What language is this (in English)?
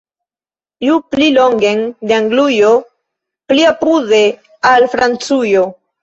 Esperanto